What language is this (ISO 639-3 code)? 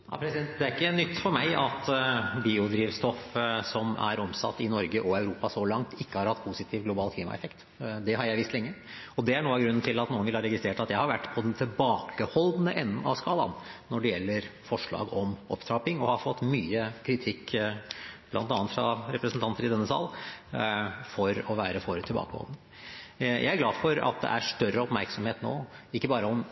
nob